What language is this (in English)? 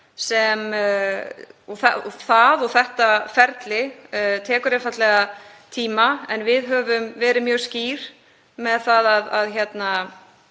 Icelandic